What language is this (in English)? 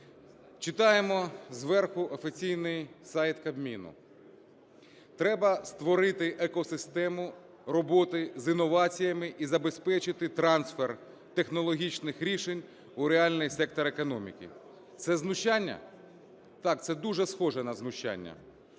Ukrainian